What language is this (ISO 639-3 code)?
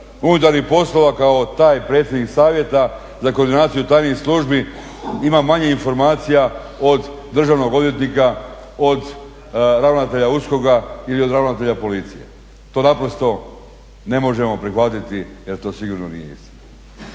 hrv